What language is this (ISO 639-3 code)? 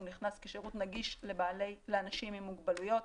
heb